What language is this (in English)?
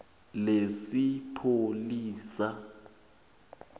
South Ndebele